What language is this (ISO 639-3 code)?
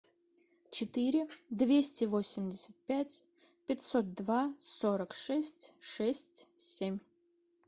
rus